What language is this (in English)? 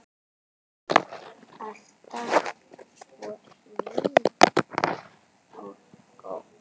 Icelandic